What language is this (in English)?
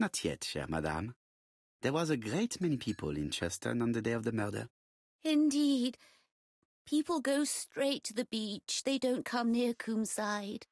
Polish